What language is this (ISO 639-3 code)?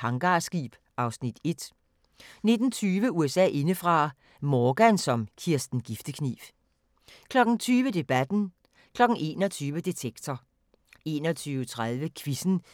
dan